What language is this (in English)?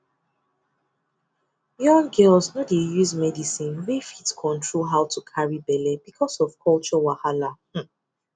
Nigerian Pidgin